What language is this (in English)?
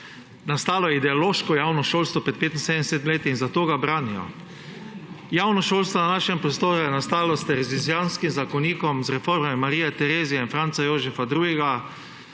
Slovenian